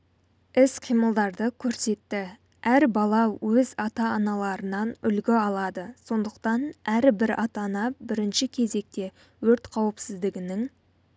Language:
Kazakh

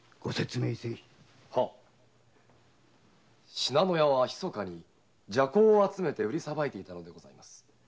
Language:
Japanese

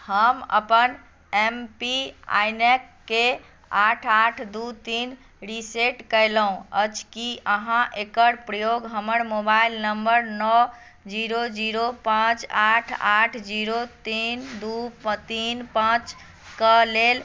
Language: Maithili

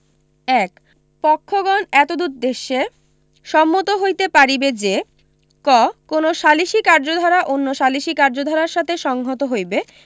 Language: Bangla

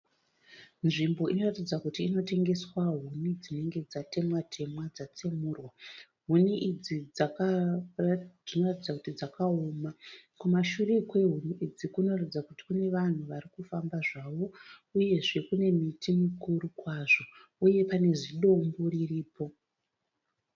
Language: Shona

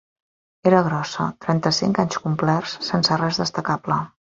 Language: Catalan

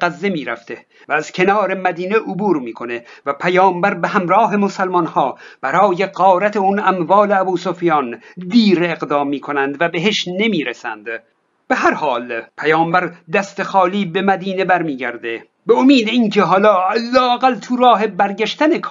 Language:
Persian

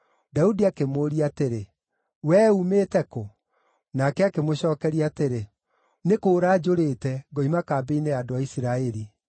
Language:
Kikuyu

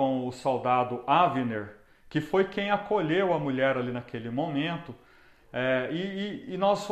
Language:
Portuguese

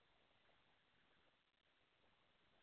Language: Dogri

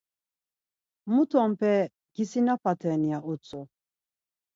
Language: Laz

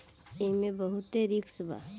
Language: Bhojpuri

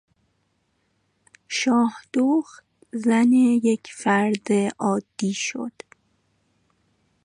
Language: Persian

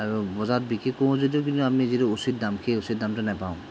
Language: Assamese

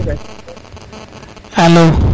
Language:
Serer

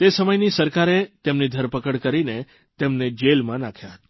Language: Gujarati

